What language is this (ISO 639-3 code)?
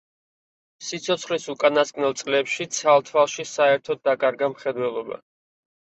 kat